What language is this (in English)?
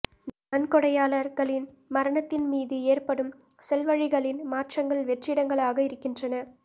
Tamil